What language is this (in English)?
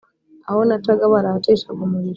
Kinyarwanda